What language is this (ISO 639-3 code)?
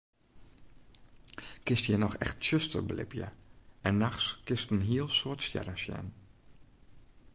fry